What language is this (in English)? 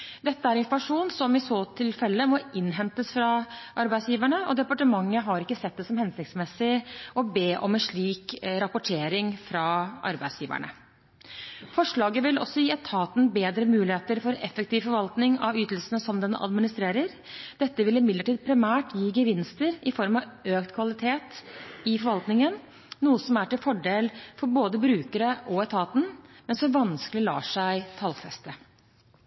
Norwegian Bokmål